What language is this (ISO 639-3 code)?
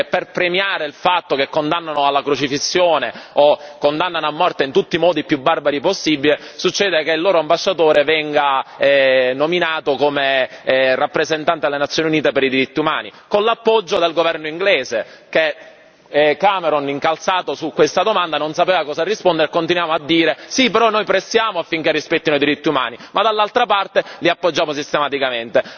ita